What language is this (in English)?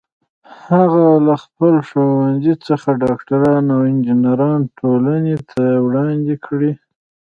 Pashto